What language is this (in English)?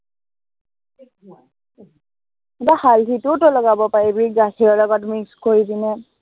Assamese